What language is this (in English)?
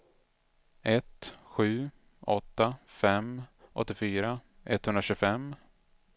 Swedish